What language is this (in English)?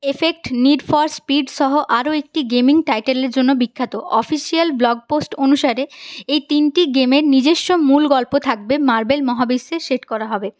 Bangla